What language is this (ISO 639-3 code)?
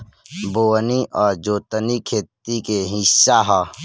bho